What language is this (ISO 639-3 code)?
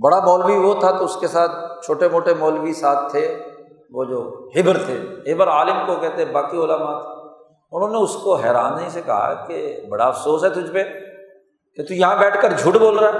urd